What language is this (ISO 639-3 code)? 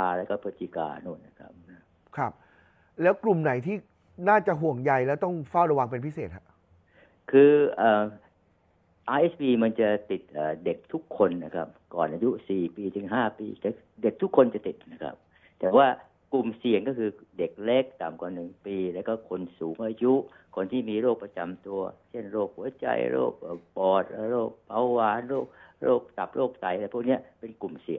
tha